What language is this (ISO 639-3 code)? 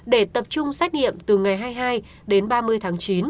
vie